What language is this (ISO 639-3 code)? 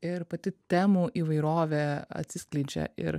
lit